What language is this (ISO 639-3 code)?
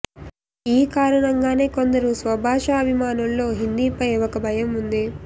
tel